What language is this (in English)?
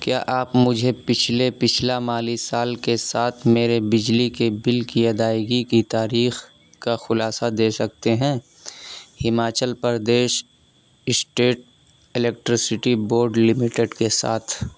Urdu